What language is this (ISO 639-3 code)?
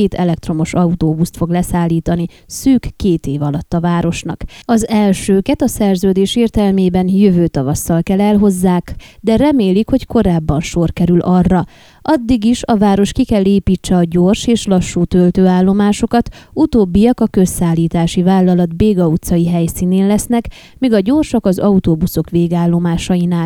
hun